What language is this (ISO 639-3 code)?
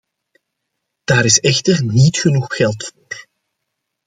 nld